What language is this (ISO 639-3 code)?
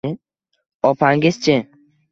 uzb